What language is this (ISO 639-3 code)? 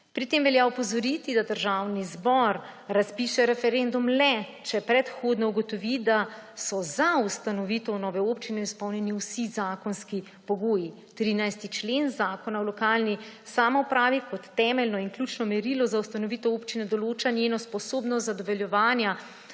slv